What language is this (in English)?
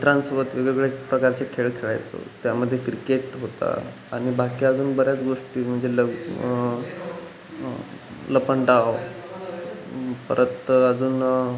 Marathi